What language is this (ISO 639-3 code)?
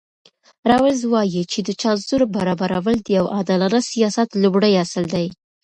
pus